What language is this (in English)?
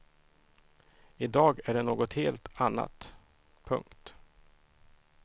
Swedish